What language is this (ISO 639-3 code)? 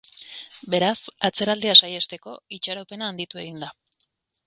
eus